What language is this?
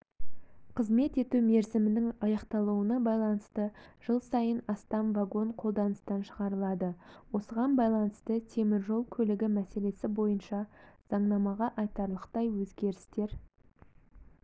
Kazakh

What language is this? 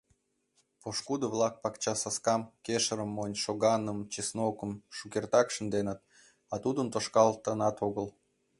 Mari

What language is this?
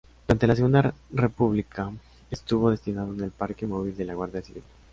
Spanish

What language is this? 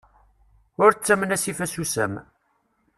Kabyle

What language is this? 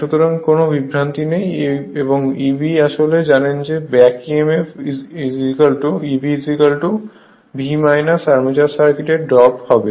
Bangla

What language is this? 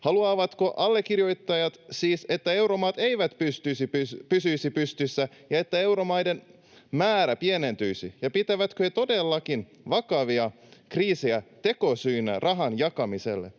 Finnish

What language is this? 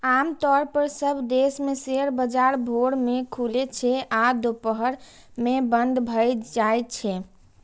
Maithili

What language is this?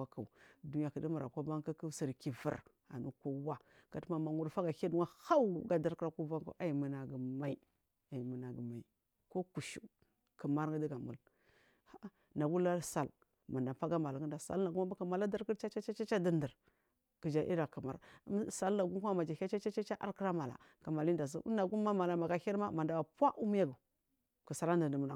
Marghi South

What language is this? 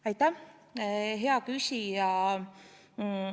Estonian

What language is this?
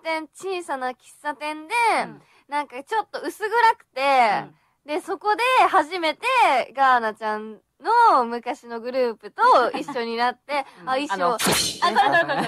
Japanese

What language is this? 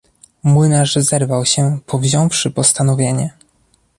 Polish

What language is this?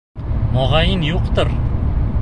Bashkir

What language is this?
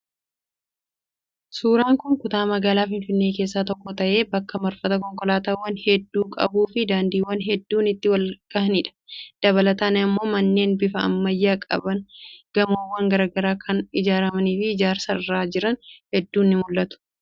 Oromo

